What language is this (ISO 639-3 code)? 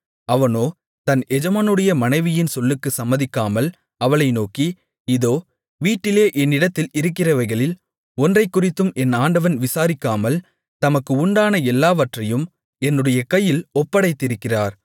tam